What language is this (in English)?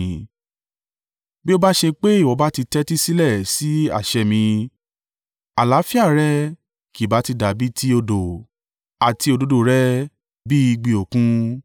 Yoruba